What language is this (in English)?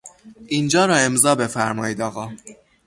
Persian